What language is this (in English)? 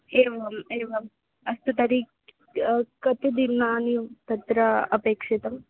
Sanskrit